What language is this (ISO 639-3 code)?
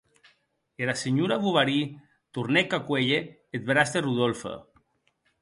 oci